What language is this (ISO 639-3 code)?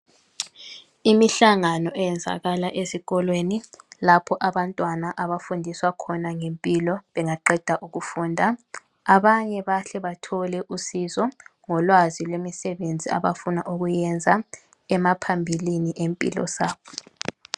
nde